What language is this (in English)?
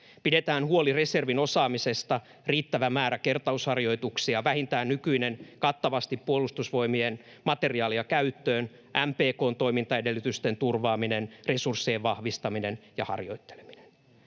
Finnish